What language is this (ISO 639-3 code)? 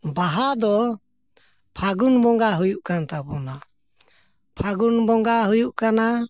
sat